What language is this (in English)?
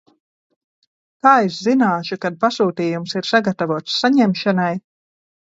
Latvian